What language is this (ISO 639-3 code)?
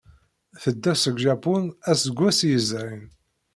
kab